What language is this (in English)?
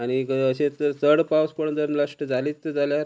Konkani